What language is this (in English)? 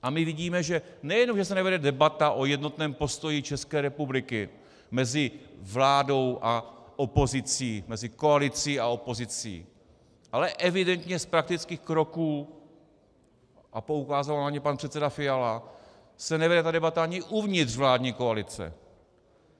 Czech